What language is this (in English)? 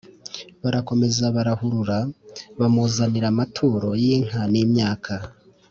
Kinyarwanda